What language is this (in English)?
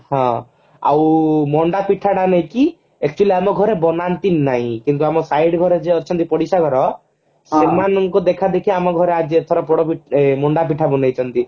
Odia